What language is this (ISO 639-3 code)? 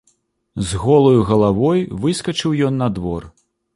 bel